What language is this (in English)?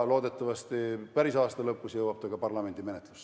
Estonian